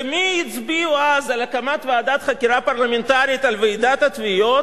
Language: Hebrew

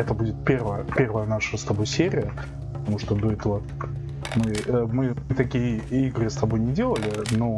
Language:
Russian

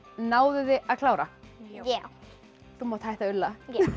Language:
Icelandic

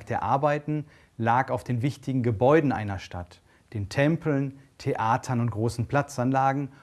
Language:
German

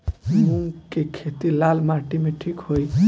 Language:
Bhojpuri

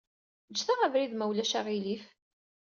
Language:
Kabyle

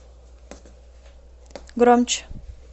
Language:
Russian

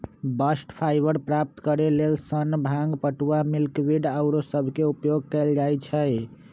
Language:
Magahi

